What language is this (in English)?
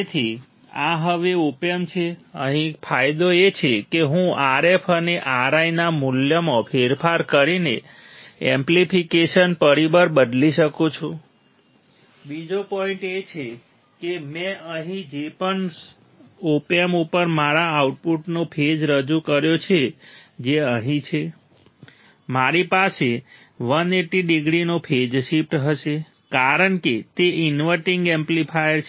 Gujarati